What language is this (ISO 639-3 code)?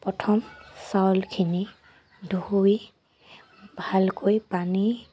asm